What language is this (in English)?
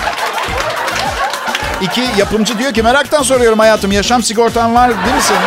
Turkish